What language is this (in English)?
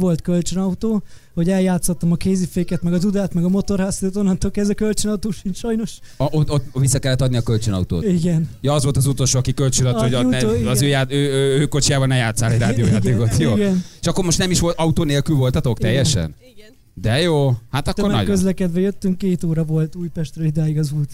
Hungarian